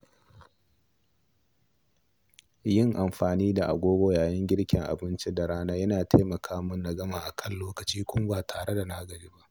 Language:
Hausa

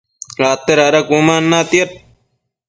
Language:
Matsés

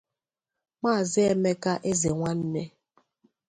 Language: Igbo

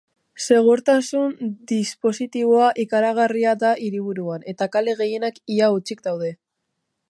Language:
Basque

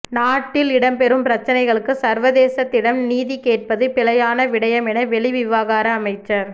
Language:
Tamil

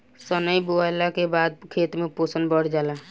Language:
Bhojpuri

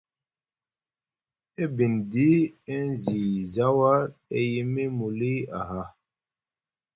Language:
Musgu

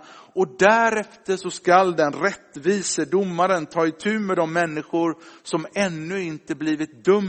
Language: Swedish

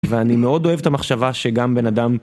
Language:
Hebrew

